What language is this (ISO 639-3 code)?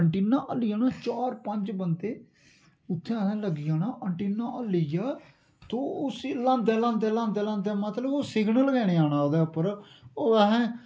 doi